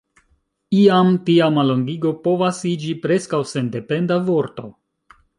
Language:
Esperanto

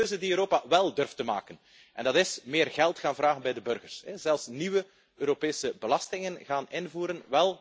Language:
Dutch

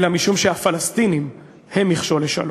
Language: Hebrew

